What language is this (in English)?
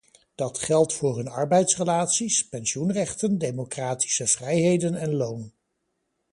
Dutch